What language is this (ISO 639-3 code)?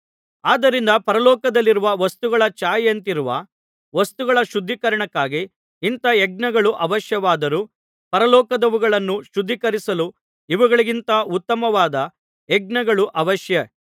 kan